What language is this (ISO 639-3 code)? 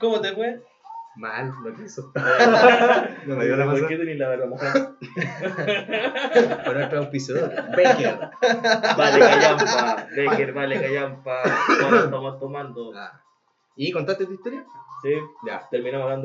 spa